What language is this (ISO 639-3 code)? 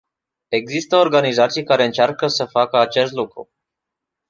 ron